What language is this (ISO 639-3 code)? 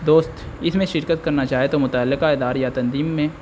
urd